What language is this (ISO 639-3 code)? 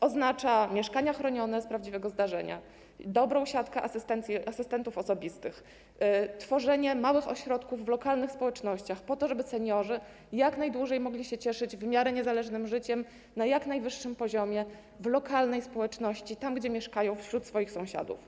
pol